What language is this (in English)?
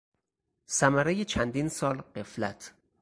Persian